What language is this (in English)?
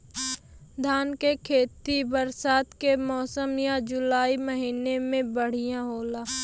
Bhojpuri